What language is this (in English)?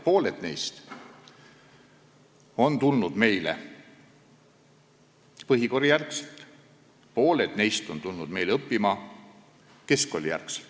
Estonian